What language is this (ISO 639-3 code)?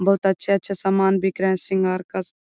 mag